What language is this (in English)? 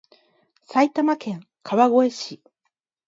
Japanese